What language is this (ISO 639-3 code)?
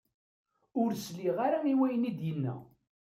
kab